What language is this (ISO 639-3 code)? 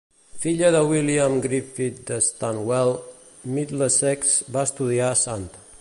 cat